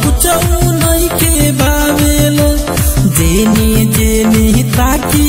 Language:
Hindi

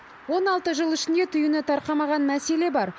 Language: Kazakh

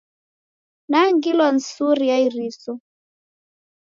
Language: Taita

